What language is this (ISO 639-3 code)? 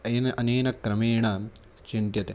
san